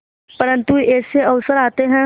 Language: Hindi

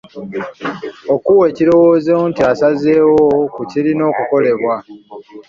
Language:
Ganda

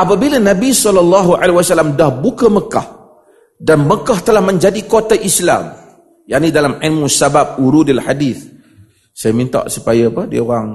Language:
Malay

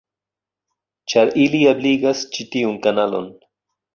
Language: Esperanto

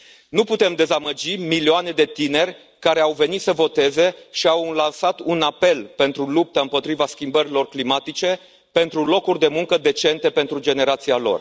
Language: Romanian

